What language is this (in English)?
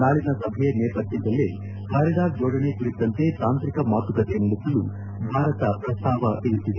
Kannada